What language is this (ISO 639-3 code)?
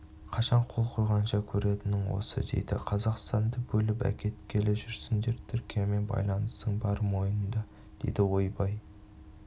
kaz